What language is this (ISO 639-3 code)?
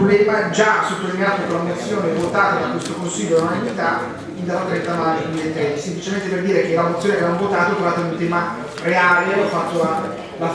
ita